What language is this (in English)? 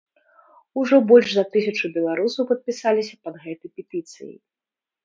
Belarusian